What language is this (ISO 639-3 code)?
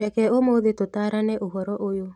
kik